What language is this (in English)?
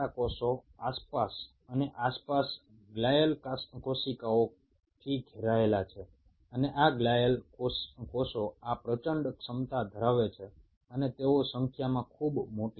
Bangla